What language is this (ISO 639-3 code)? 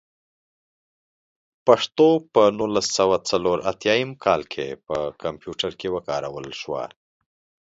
pus